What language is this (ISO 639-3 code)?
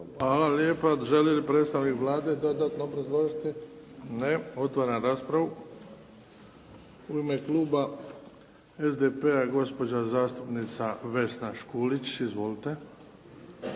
hrv